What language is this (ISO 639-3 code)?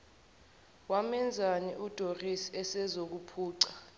zul